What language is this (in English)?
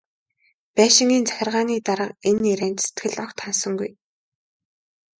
Mongolian